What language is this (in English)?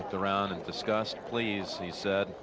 English